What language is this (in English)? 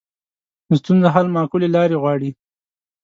Pashto